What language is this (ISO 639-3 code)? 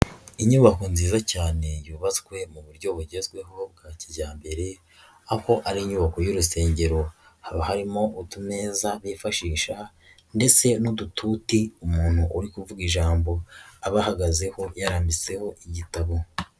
kin